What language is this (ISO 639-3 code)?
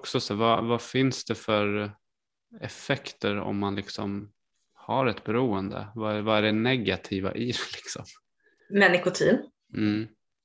swe